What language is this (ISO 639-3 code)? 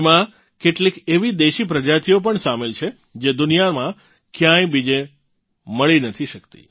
guj